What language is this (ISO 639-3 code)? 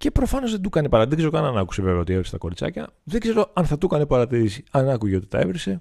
ell